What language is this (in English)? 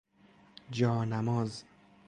Persian